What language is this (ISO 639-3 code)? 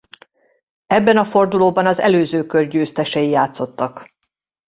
hun